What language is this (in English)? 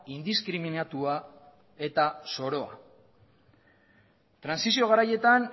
Basque